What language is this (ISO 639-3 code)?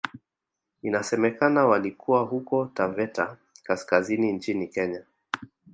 swa